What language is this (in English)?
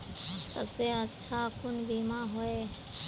Magahi